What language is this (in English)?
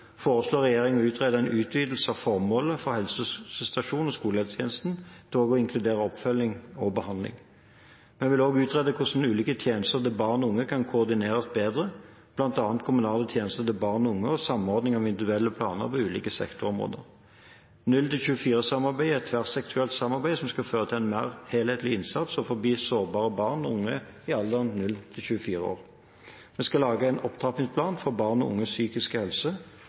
Norwegian Bokmål